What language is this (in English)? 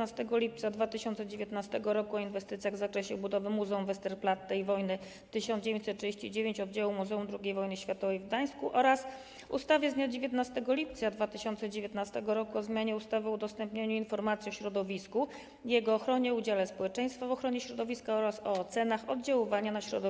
Polish